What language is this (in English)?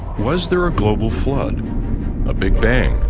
English